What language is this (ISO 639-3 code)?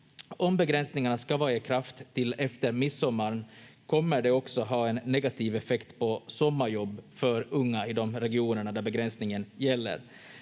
fin